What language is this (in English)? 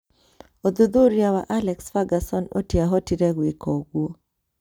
Kikuyu